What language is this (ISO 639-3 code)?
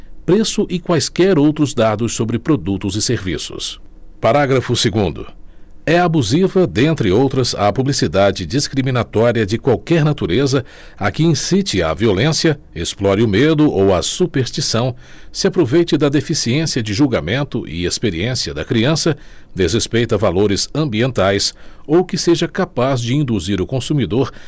por